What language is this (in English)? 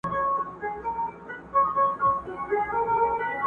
Pashto